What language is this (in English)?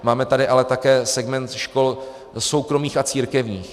Czech